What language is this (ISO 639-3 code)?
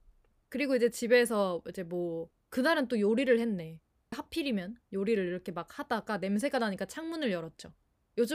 kor